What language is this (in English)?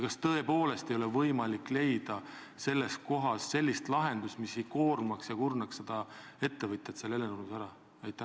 Estonian